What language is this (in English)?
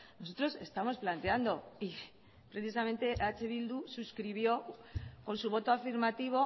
Spanish